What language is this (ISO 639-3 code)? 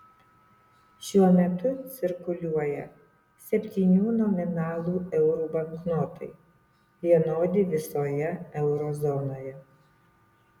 lit